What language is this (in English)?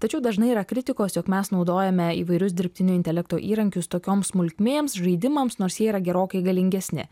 Lithuanian